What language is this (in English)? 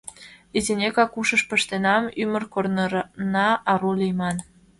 Mari